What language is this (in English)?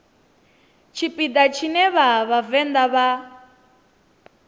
Venda